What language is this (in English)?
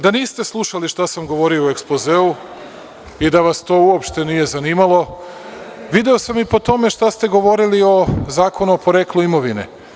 Serbian